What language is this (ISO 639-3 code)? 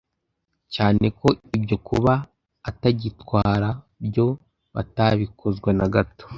kin